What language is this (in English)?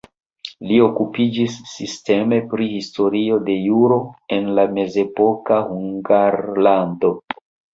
Esperanto